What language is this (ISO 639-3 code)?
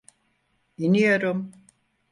tur